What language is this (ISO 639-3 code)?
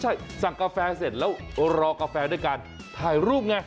tha